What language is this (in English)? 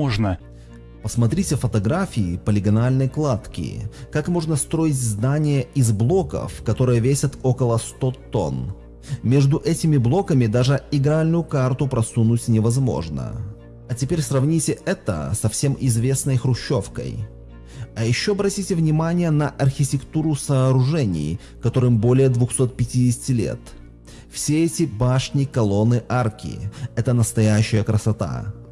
Russian